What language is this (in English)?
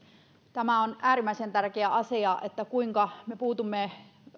Finnish